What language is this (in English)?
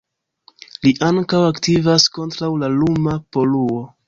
Esperanto